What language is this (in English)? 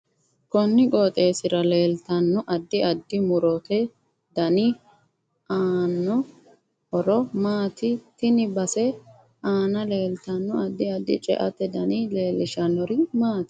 Sidamo